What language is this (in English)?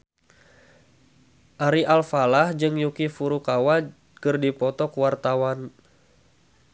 Sundanese